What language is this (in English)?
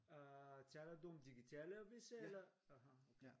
Danish